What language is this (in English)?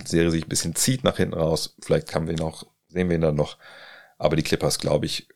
German